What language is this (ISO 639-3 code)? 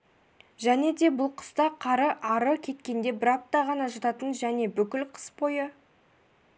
kaz